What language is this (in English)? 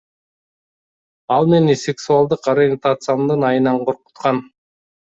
Kyrgyz